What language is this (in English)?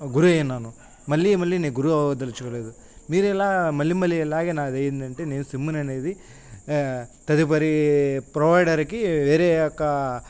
Telugu